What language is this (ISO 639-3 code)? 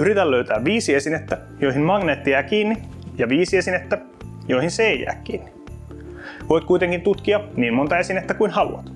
fin